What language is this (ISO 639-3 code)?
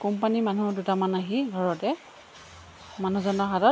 asm